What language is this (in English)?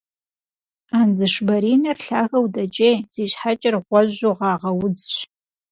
Kabardian